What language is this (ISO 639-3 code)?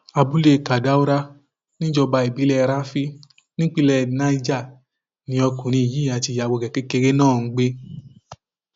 yor